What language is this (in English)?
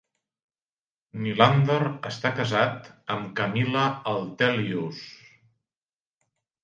Catalan